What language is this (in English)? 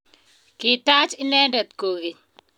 Kalenjin